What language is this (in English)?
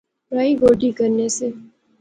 Pahari-Potwari